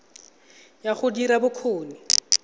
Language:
Tswana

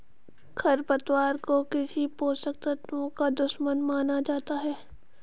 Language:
Hindi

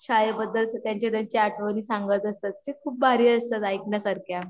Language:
Marathi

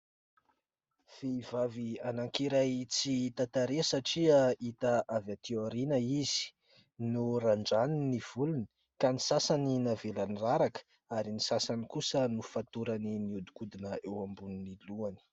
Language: Malagasy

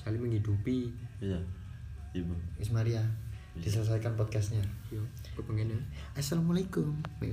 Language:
Indonesian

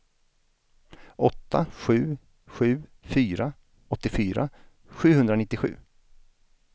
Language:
Swedish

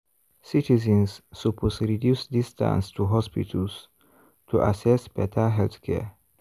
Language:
Nigerian Pidgin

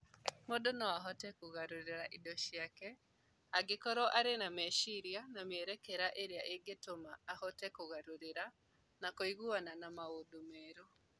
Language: Kikuyu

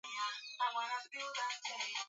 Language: Swahili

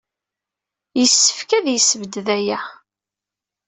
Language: Kabyle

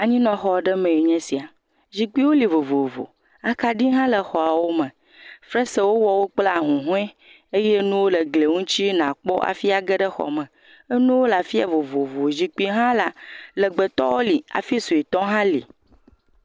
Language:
Ewe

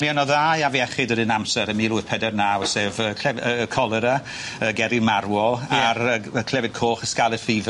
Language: Welsh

